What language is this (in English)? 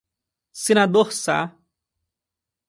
Portuguese